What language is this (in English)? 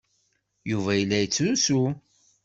Kabyle